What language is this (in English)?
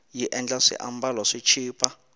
Tsonga